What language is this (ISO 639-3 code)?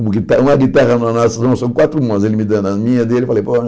por